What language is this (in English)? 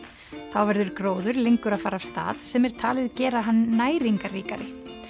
Icelandic